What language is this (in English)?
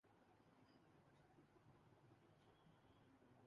Urdu